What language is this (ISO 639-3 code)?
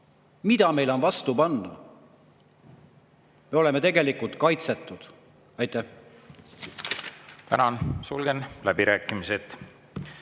est